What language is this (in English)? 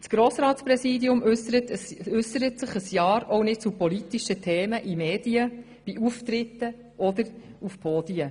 Swiss German